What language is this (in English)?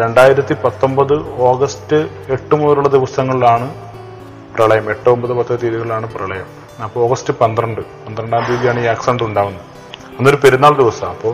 Malayalam